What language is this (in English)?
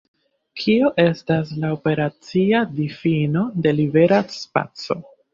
Esperanto